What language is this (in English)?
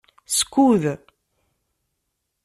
Kabyle